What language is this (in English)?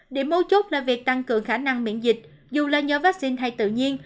Vietnamese